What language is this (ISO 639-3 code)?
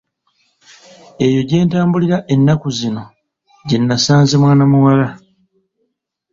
lug